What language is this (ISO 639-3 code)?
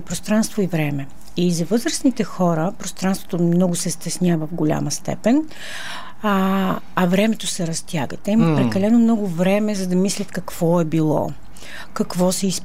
bul